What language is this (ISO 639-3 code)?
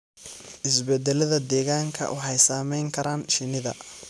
som